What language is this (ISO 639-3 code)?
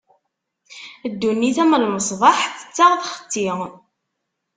kab